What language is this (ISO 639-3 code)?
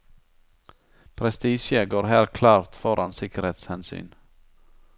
nor